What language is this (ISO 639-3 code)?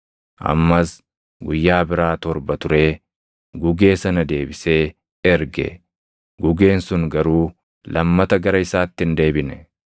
orm